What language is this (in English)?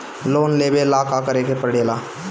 Bhojpuri